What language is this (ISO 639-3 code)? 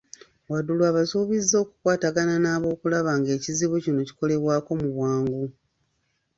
lug